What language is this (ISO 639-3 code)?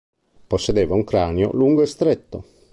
ita